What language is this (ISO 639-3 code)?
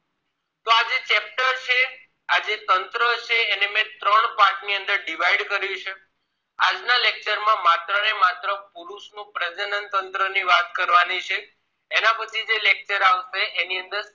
guj